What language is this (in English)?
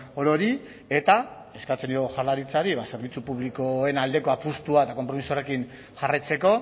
Basque